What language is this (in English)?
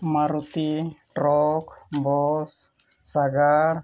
Santali